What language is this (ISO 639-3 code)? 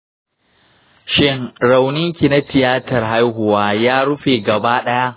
hau